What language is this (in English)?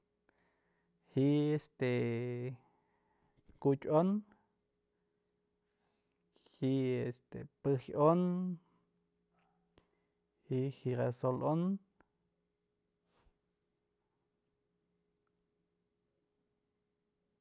Mazatlán Mixe